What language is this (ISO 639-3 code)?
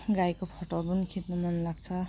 nep